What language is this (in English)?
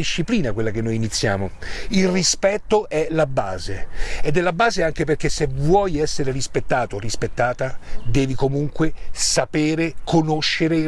Italian